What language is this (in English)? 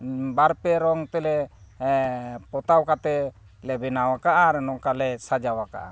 Santali